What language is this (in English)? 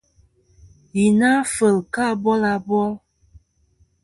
Kom